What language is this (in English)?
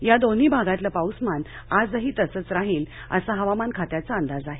Marathi